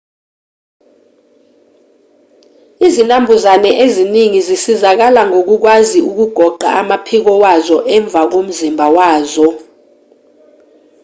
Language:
Zulu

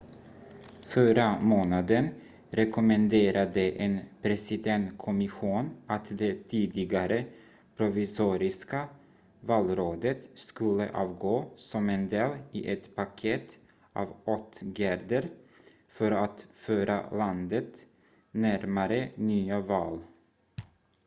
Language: Swedish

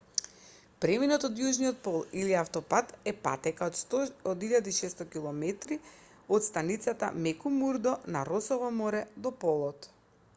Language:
Macedonian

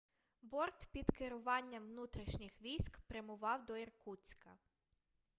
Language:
Ukrainian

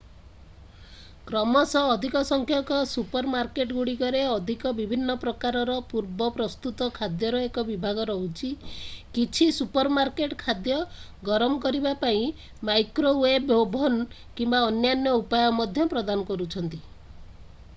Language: Odia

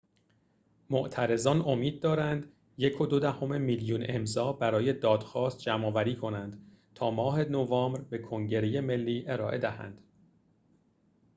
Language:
Persian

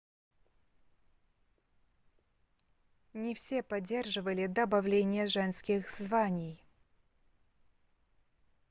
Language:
Russian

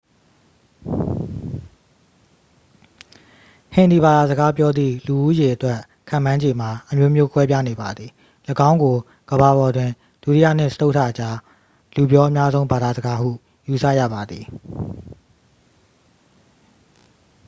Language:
Burmese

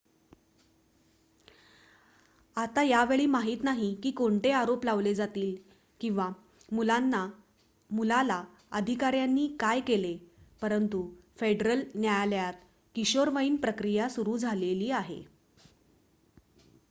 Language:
Marathi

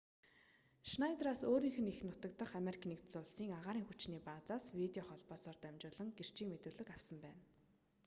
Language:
Mongolian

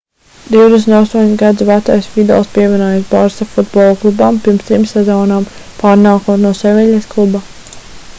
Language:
Latvian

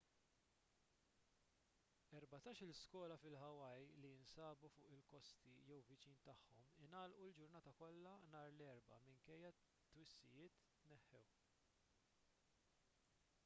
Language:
Maltese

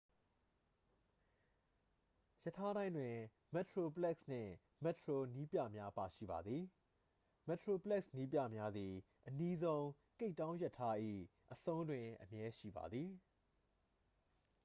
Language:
Burmese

